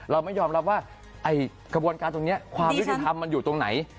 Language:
Thai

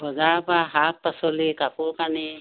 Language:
Assamese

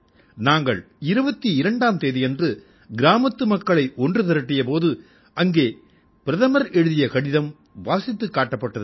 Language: Tamil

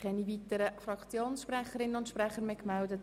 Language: Swiss German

